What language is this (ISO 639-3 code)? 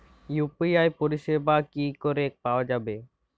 ben